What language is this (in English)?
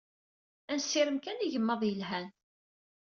Kabyle